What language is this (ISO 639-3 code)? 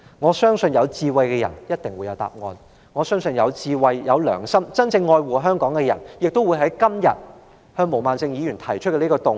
yue